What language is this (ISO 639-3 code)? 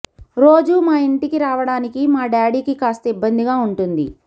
tel